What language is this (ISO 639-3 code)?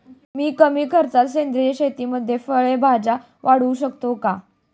mar